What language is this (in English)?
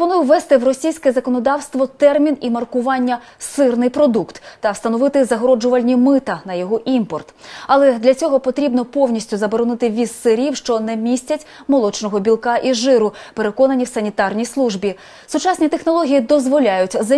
Ukrainian